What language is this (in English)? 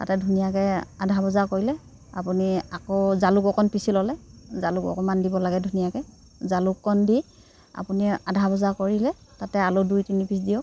Assamese